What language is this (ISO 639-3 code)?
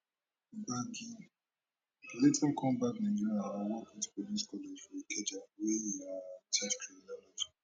pcm